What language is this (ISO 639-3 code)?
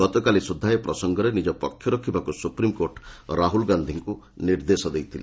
ori